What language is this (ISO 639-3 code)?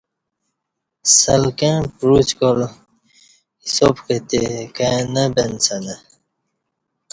bsh